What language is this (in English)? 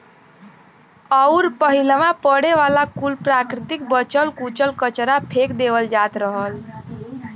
Bhojpuri